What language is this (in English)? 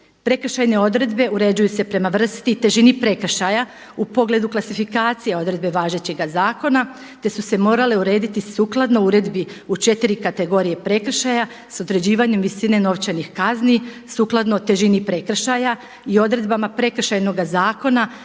Croatian